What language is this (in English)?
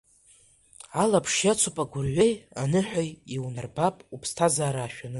Abkhazian